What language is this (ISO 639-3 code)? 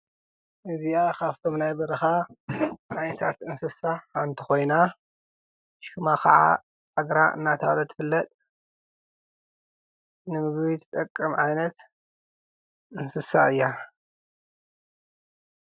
tir